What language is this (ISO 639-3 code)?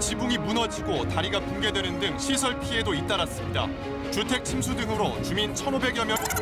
kor